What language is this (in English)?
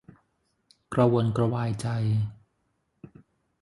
Thai